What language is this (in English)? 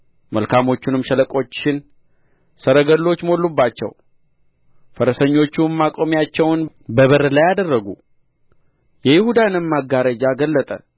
Amharic